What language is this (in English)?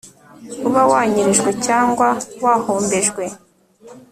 Kinyarwanda